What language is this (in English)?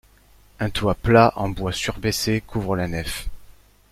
French